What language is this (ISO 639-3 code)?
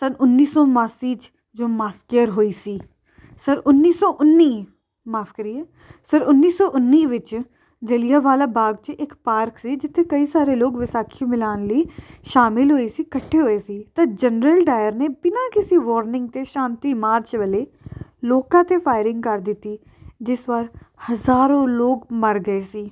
pan